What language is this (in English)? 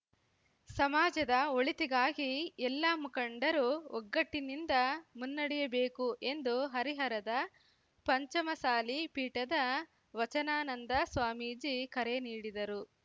Kannada